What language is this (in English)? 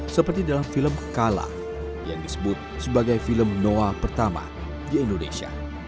Indonesian